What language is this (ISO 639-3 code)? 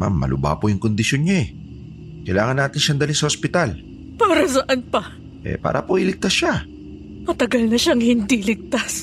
fil